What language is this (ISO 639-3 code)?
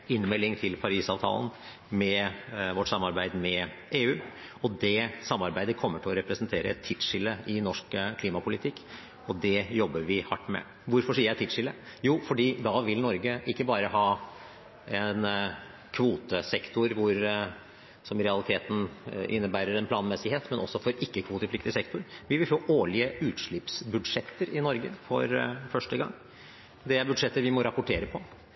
nob